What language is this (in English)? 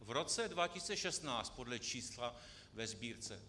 Czech